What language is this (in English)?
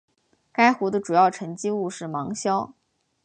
Chinese